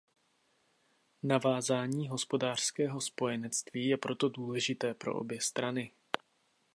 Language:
Czech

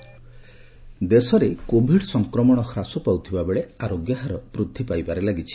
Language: Odia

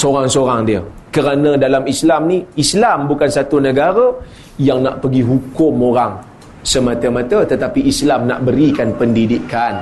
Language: Malay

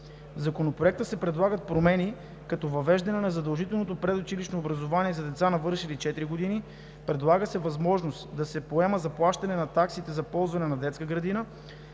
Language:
Bulgarian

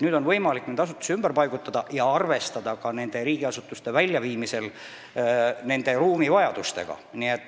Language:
Estonian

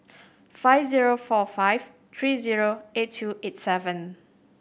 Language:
English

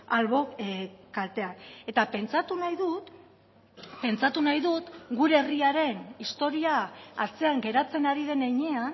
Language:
Basque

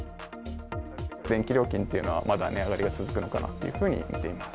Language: Japanese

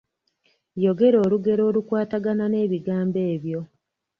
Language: Ganda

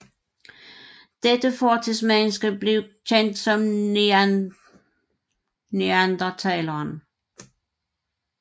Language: Danish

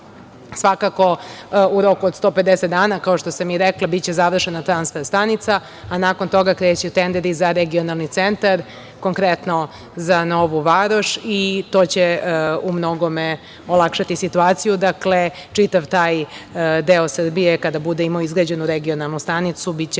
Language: Serbian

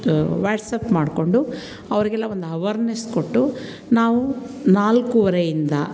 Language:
Kannada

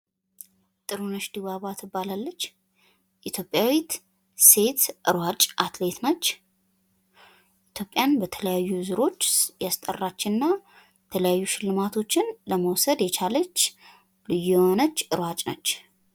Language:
Amharic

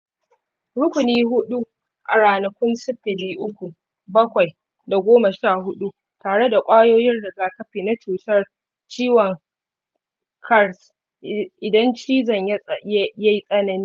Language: Hausa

